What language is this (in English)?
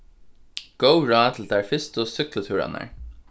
Faroese